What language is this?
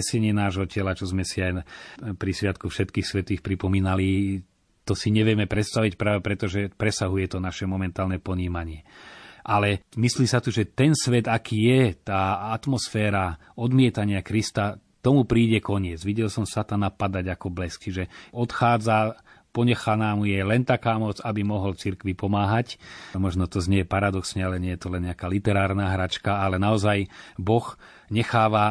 Slovak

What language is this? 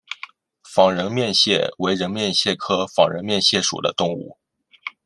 Chinese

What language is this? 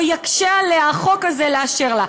Hebrew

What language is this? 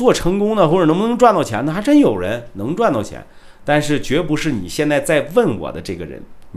Chinese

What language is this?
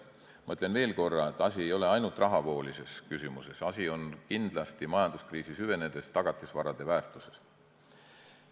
Estonian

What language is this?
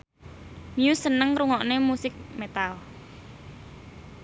Javanese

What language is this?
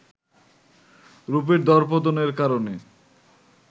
Bangla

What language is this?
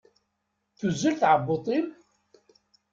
Kabyle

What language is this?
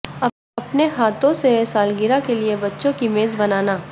Urdu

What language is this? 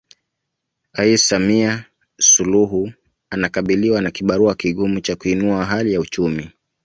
Swahili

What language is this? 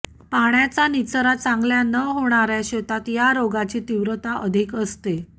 Marathi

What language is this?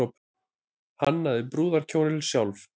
Icelandic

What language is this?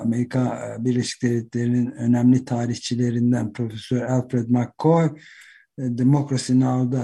Turkish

